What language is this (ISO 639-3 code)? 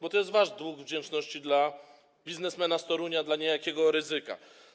pol